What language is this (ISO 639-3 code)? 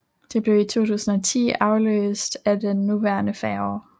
dan